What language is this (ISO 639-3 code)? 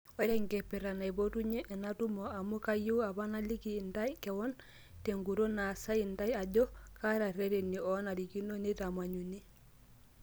mas